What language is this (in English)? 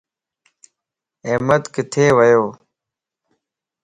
Lasi